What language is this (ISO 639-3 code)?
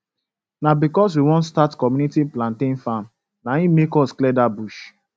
pcm